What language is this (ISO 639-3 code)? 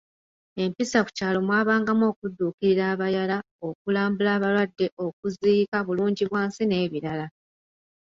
lug